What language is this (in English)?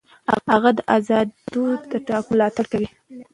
Pashto